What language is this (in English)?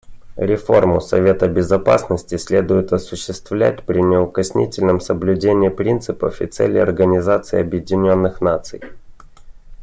Russian